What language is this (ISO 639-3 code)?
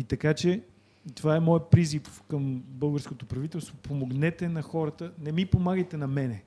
bul